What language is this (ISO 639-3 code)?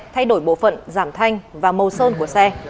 vie